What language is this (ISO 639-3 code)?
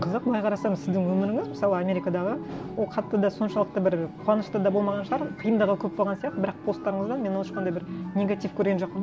kaz